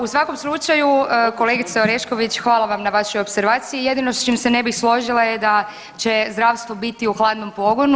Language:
Croatian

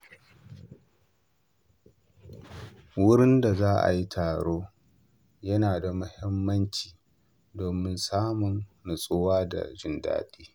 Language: Hausa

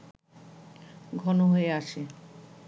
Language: Bangla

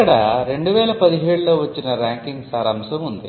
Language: Telugu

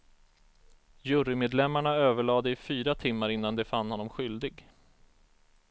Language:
Swedish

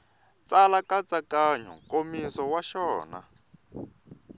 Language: Tsonga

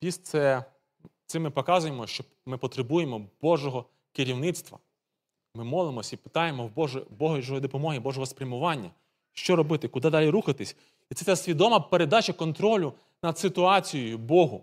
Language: Ukrainian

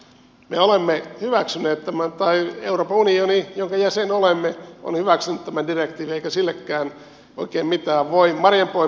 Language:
Finnish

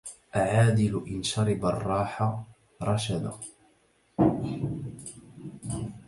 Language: Arabic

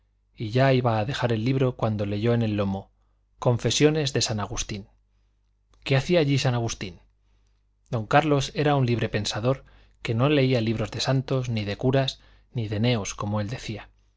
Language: Spanish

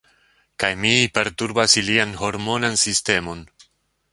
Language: Esperanto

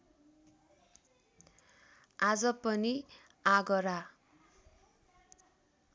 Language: Nepali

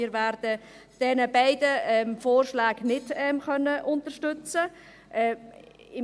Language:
Swiss German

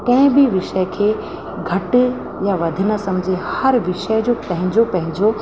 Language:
Sindhi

